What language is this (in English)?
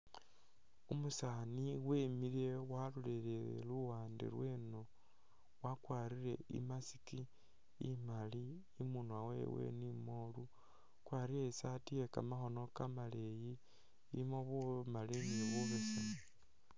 Masaaba